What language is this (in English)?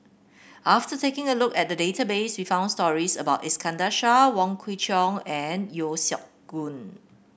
English